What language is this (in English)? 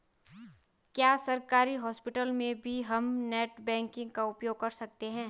Hindi